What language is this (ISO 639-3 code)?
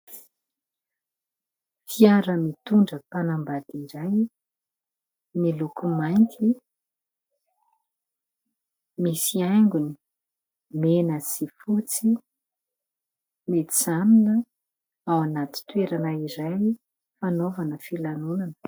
mlg